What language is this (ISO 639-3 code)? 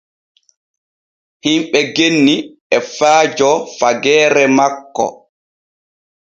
fue